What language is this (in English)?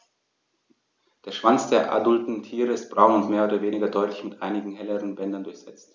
German